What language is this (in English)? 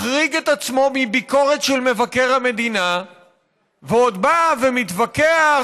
Hebrew